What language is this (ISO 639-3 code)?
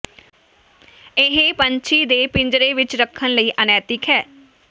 pan